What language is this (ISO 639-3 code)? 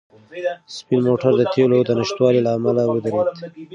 pus